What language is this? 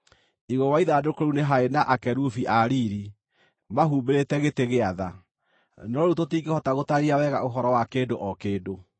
Kikuyu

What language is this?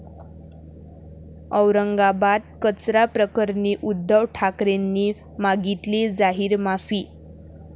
Marathi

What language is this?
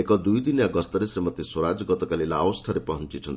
Odia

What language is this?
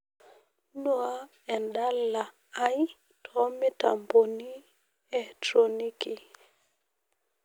Masai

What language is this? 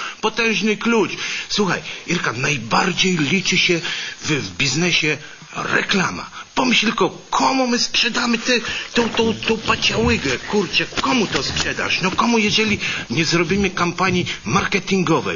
Polish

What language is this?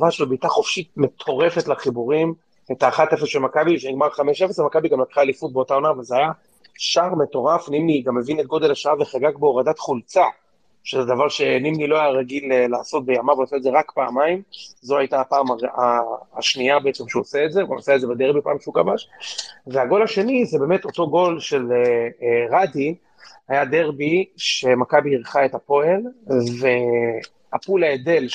Hebrew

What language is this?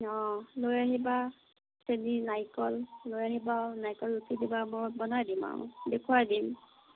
Assamese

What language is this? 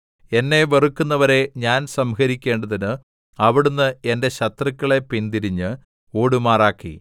Malayalam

